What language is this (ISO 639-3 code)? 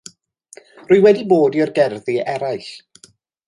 cym